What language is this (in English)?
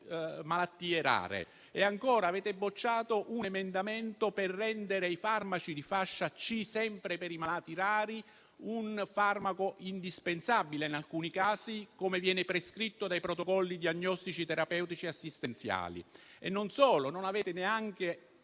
Italian